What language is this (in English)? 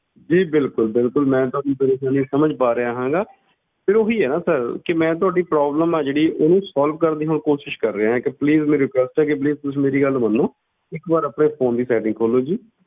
Punjabi